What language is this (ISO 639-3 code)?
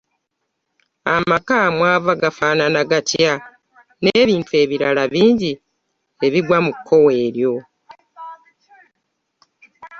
lug